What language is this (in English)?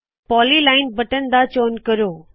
Punjabi